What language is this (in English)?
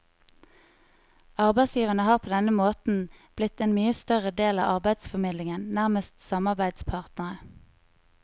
Norwegian